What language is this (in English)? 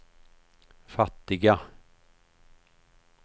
Swedish